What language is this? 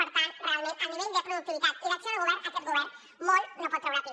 Catalan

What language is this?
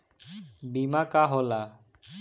Bhojpuri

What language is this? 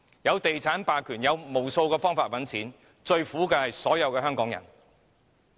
Cantonese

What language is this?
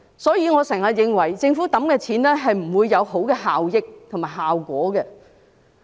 Cantonese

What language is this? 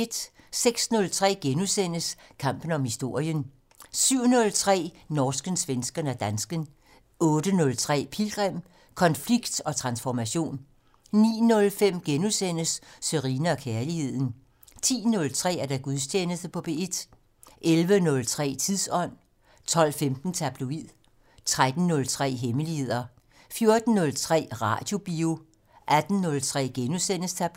Danish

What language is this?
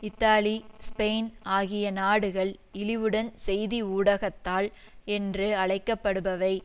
Tamil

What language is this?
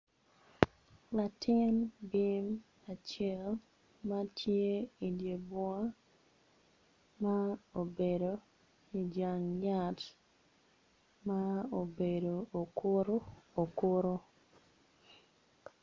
Acoli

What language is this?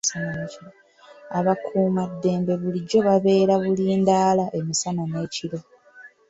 Ganda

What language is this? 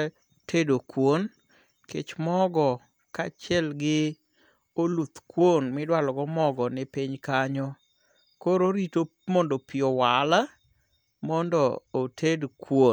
Luo (Kenya and Tanzania)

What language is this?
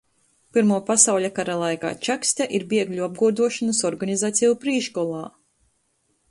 Latgalian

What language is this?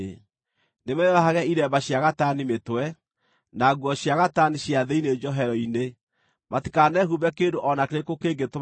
Kikuyu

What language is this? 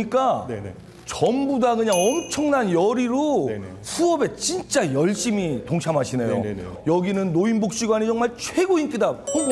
Korean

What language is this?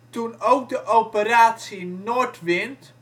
Dutch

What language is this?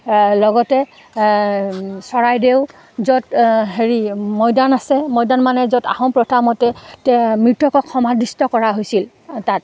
Assamese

